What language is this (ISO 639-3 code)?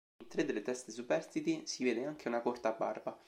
ita